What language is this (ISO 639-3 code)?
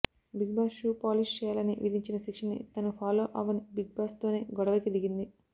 tel